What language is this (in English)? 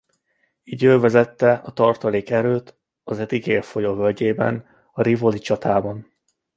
Hungarian